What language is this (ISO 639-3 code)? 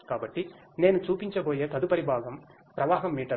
tel